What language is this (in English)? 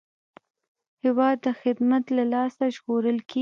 Pashto